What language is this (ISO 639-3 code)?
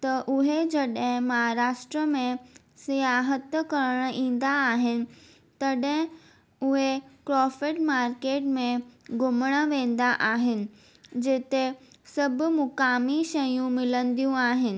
snd